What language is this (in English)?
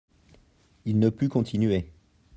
French